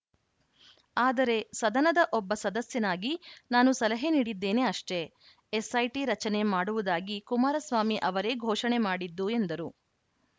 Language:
Kannada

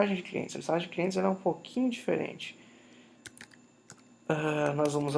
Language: Portuguese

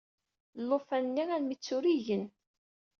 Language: Kabyle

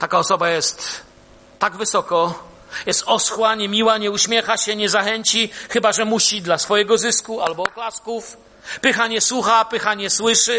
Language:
Polish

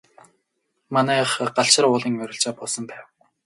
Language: Mongolian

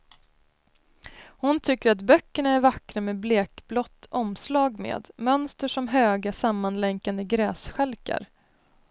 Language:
Swedish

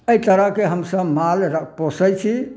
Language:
Maithili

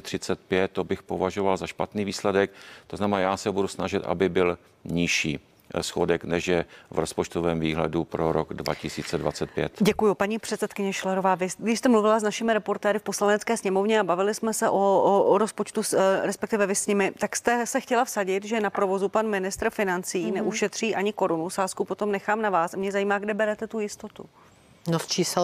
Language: Czech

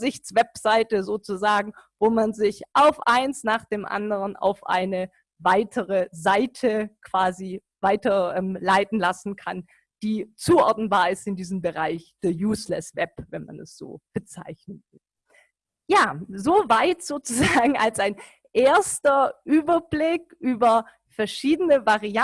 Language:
German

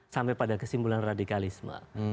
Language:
Indonesian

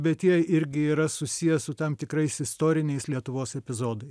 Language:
Lithuanian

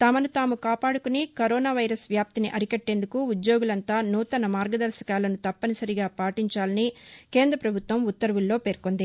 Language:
Telugu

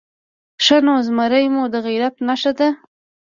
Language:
Pashto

